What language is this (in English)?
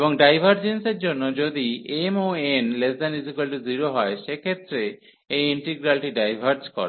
Bangla